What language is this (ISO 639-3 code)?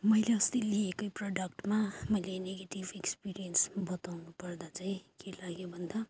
nep